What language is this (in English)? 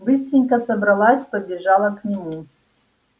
Russian